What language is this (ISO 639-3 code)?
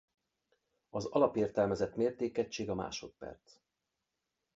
hun